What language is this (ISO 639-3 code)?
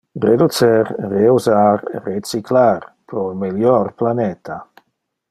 ina